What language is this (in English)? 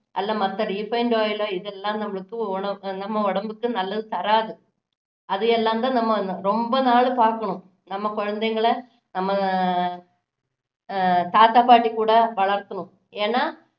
Tamil